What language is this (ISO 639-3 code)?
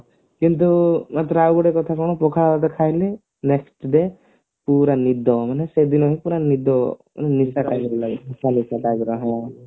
ori